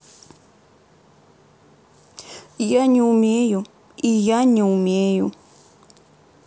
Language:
Russian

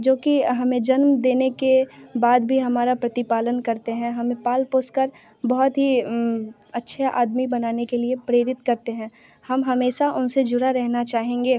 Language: Hindi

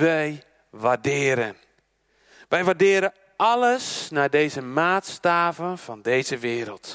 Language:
Dutch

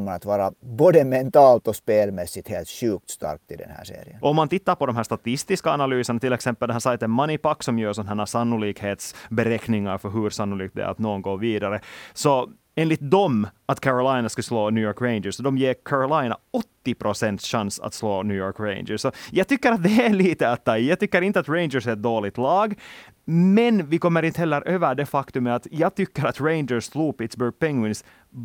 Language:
Swedish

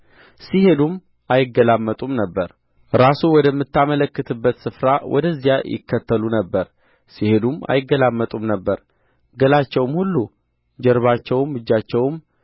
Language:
Amharic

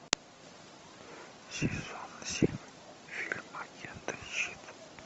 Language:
Russian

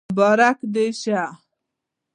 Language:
Pashto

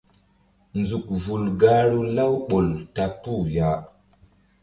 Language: Mbum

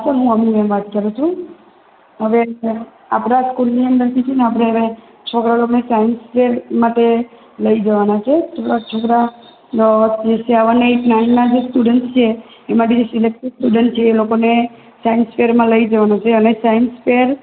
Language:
Gujarati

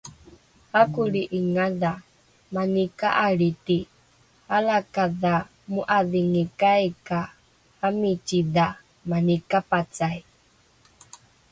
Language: Rukai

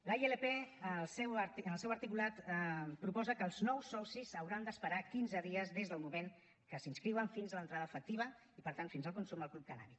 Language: Catalan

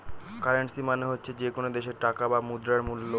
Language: Bangla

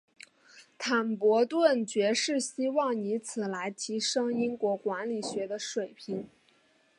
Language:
Chinese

